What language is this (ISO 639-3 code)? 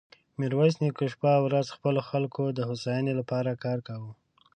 pus